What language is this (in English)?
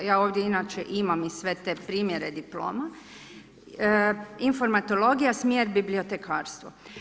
Croatian